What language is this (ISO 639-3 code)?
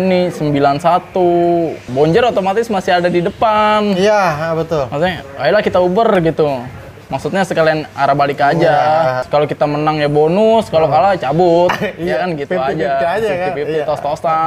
ind